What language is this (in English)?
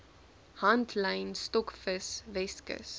Afrikaans